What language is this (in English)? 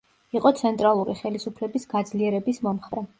Georgian